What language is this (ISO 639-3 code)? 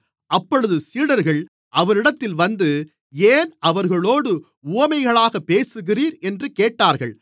tam